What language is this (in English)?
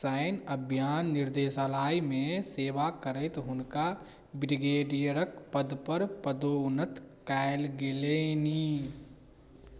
Maithili